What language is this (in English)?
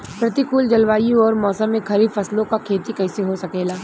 Bhojpuri